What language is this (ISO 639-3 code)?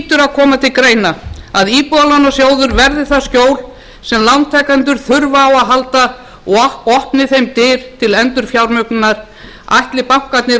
isl